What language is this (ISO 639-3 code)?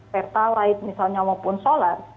ind